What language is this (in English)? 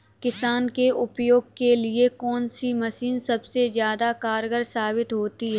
Hindi